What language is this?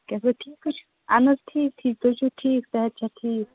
Kashmiri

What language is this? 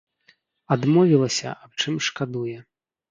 Belarusian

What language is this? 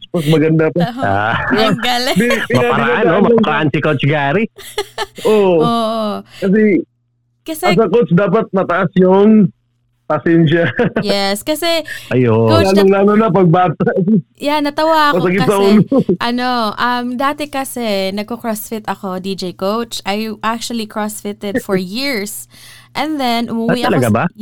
Filipino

